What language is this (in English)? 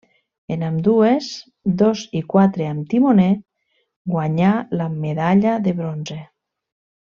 Catalan